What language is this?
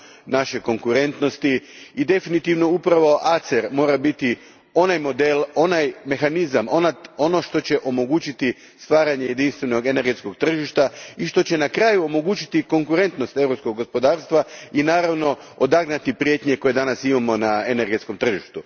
Croatian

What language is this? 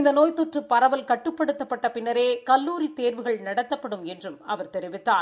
Tamil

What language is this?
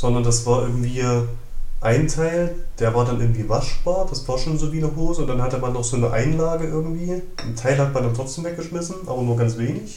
German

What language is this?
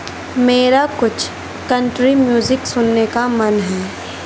Urdu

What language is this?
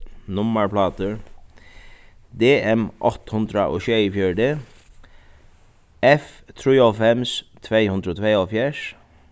Faroese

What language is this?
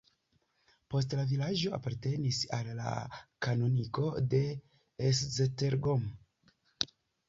Esperanto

